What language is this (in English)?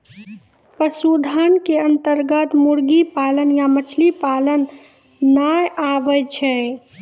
Maithili